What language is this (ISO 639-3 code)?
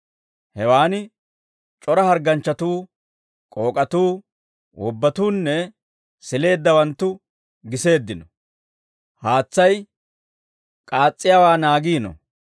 dwr